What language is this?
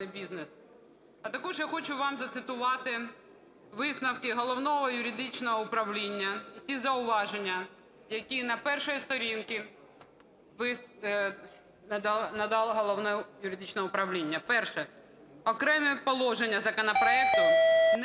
Ukrainian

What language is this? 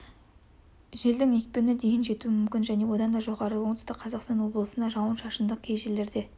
Kazakh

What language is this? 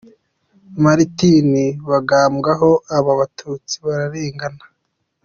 Kinyarwanda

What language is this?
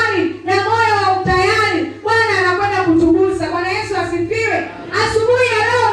Swahili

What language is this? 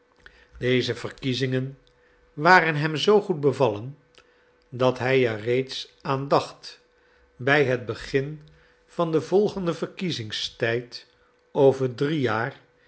Dutch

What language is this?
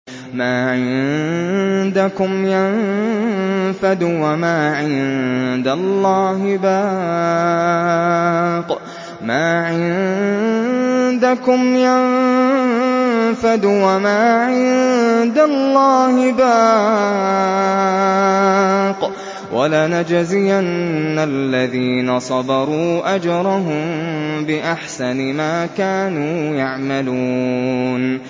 Arabic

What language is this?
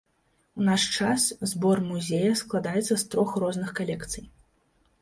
Belarusian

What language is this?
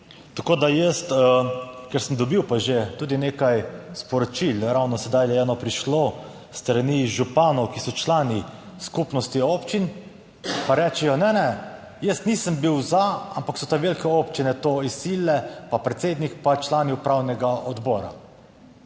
Slovenian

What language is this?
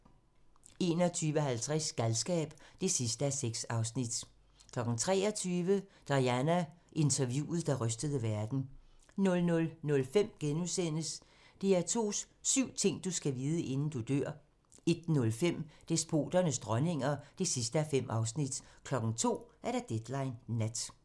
Danish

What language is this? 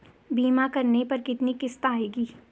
Hindi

